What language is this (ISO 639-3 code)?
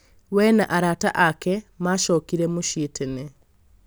kik